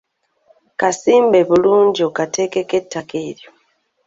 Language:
Ganda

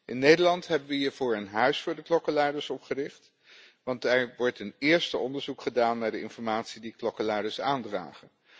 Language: Dutch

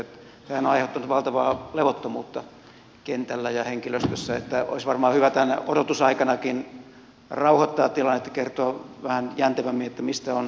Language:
Finnish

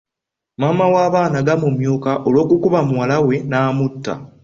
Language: Ganda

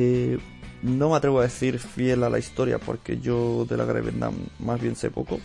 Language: Spanish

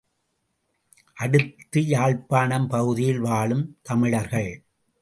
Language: Tamil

